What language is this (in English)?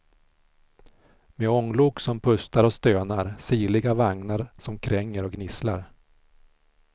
Swedish